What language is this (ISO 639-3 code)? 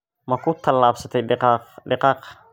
som